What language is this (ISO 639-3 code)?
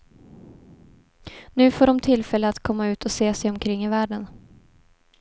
swe